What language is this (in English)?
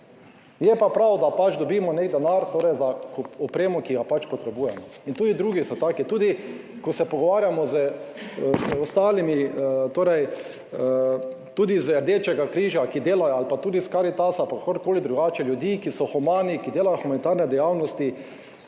Slovenian